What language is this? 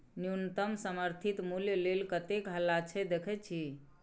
Maithili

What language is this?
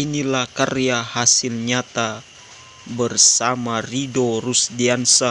Indonesian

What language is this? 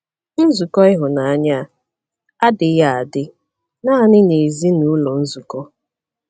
Igbo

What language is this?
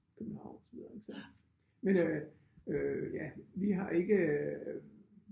Danish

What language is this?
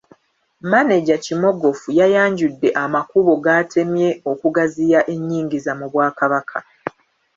Ganda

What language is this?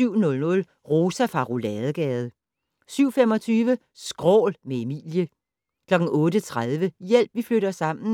Danish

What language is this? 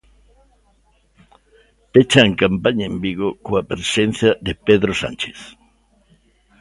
Galician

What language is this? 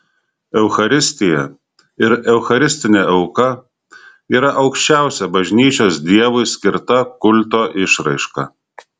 Lithuanian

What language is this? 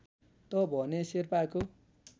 Nepali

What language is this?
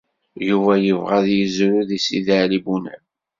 Kabyle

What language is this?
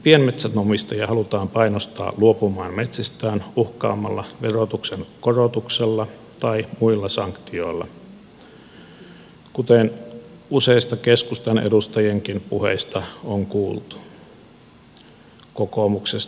Finnish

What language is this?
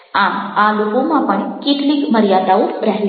Gujarati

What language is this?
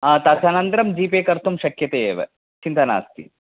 Sanskrit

